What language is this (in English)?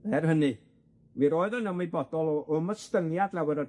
Welsh